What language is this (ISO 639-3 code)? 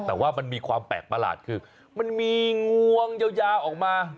tha